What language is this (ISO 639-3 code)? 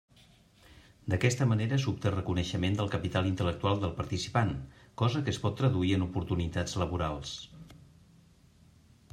cat